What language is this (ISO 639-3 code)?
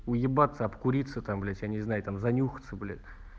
rus